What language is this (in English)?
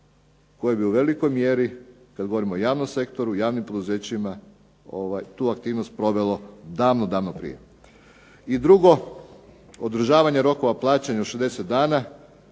Croatian